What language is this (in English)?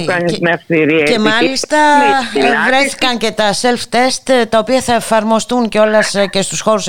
Greek